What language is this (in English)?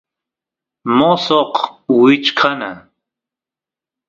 Santiago del Estero Quichua